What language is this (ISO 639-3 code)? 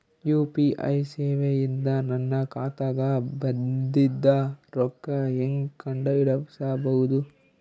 kan